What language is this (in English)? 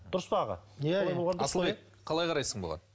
Kazakh